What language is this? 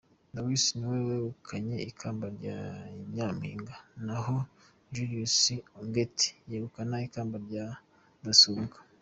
Kinyarwanda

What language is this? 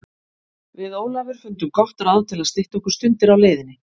Icelandic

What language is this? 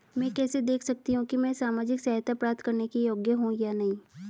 Hindi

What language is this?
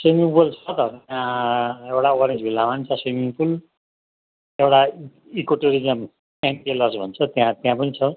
Nepali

